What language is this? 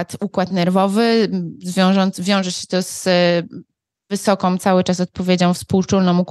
Polish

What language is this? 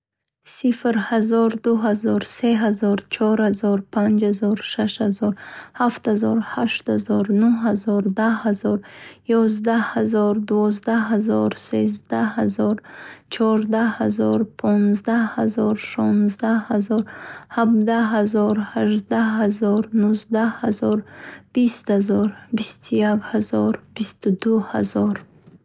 Bukharic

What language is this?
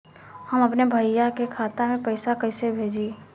Bhojpuri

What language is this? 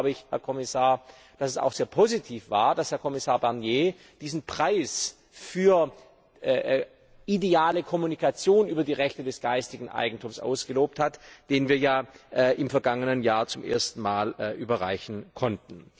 German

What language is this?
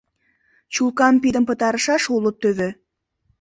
Mari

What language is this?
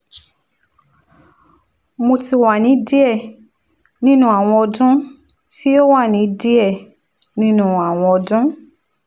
Yoruba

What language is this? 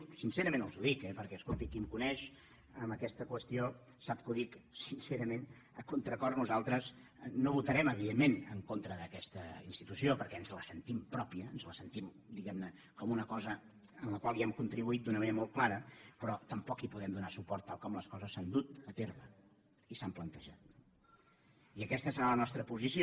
Catalan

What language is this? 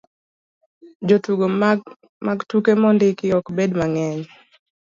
Luo (Kenya and Tanzania)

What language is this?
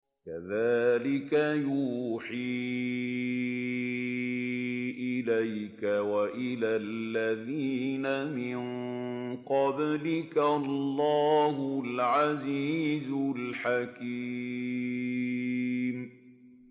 Arabic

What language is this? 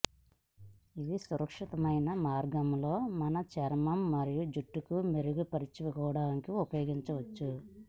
Telugu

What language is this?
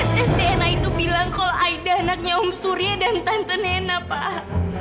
Indonesian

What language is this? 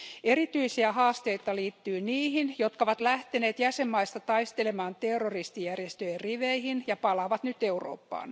Finnish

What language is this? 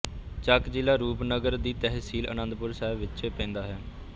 Punjabi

